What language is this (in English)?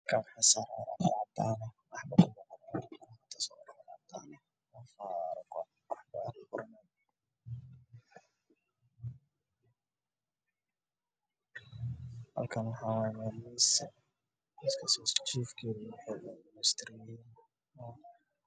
Somali